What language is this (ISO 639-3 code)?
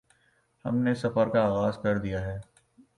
urd